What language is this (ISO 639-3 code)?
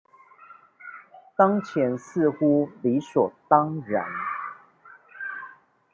zho